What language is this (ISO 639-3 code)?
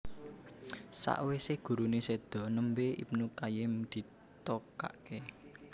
jav